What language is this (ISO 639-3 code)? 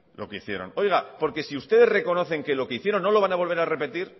spa